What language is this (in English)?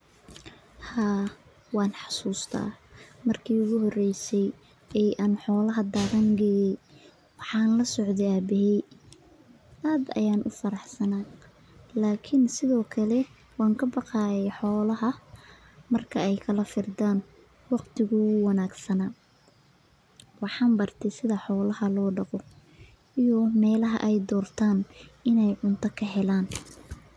Somali